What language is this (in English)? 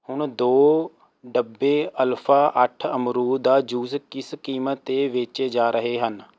Punjabi